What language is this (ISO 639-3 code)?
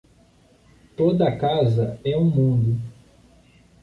por